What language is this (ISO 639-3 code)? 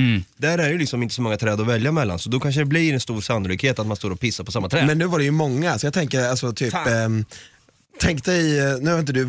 swe